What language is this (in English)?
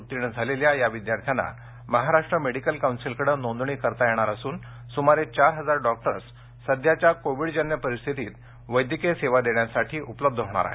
Marathi